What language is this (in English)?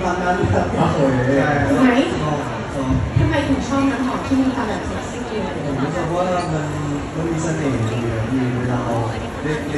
Thai